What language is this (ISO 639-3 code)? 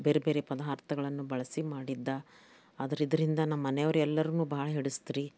kan